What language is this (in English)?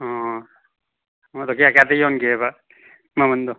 Manipuri